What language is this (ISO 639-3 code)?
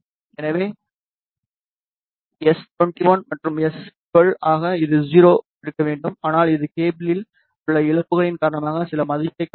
tam